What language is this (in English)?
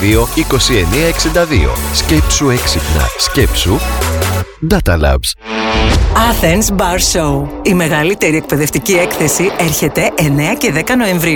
Greek